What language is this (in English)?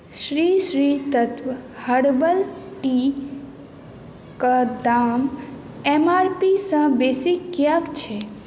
Maithili